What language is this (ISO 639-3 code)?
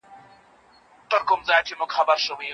pus